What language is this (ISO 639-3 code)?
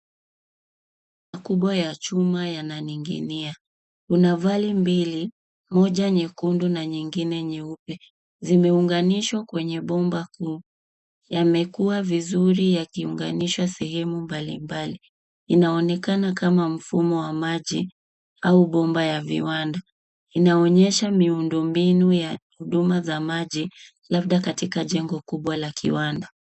swa